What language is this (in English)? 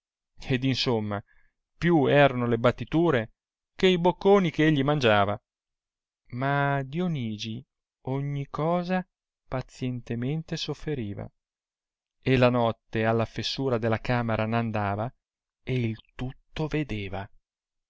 Italian